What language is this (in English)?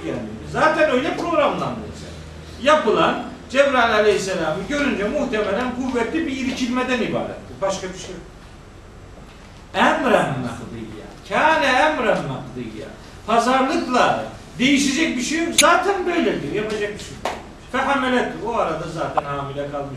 Turkish